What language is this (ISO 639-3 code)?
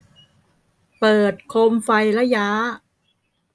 tha